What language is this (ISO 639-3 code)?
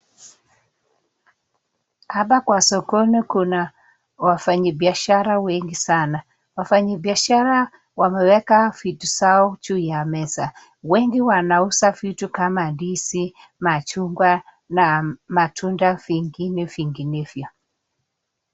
swa